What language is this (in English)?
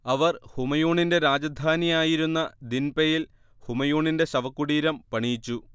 Malayalam